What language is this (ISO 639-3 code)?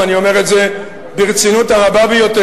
heb